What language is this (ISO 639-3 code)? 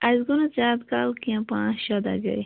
kas